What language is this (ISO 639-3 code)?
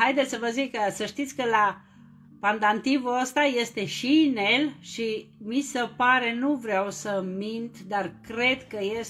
ron